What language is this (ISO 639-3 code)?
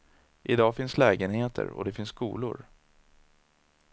swe